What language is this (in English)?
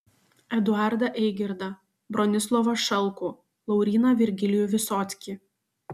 Lithuanian